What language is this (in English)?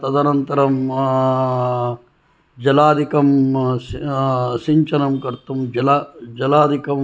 Sanskrit